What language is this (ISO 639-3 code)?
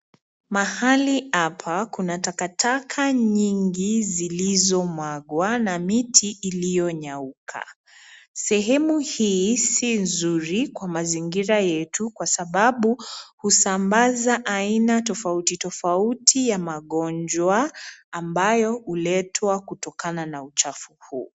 swa